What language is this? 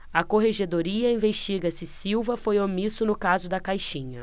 Portuguese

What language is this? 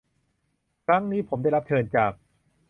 Thai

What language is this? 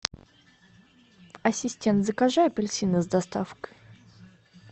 Russian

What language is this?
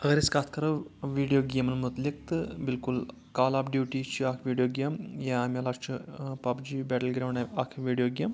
Kashmiri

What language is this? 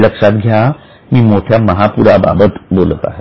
Marathi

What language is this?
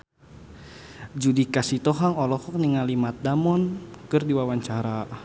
Sundanese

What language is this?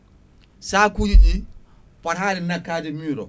Fula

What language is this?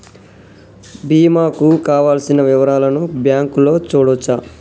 Telugu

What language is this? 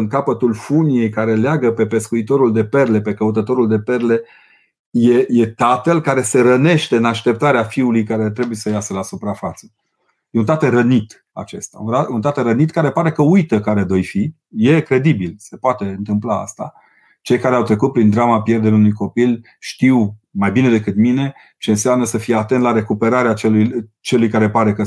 Romanian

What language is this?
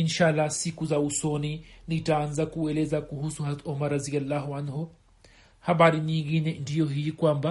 Swahili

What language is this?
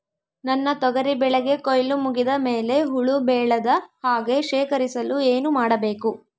Kannada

